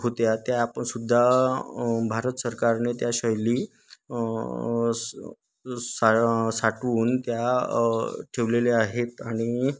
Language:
Marathi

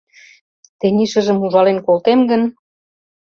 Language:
Mari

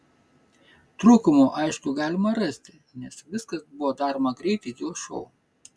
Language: Lithuanian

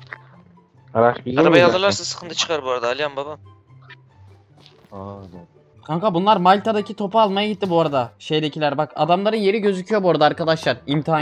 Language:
Turkish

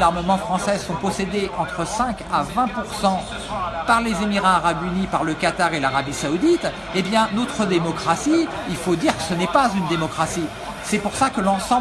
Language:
French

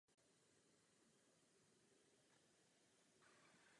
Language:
Czech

